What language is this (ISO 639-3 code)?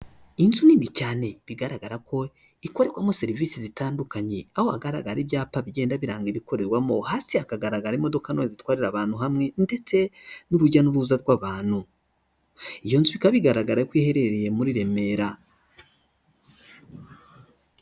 kin